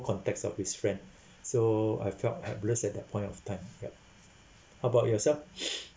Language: English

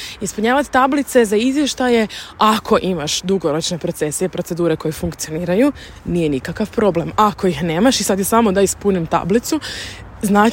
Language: Croatian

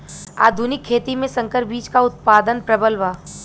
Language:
Bhojpuri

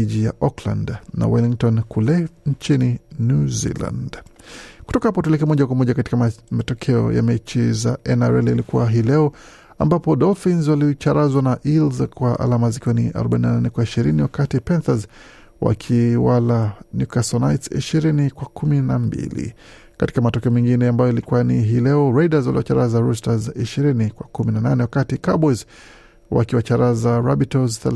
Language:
Swahili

